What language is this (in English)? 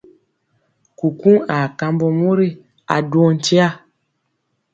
Mpiemo